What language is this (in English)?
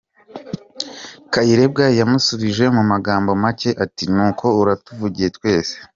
Kinyarwanda